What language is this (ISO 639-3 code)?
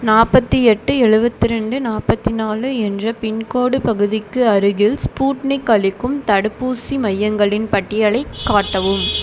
tam